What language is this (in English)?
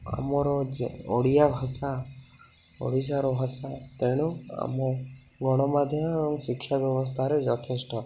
Odia